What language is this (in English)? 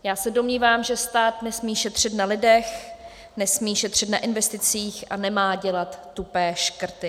Czech